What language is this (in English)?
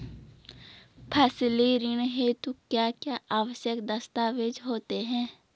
Hindi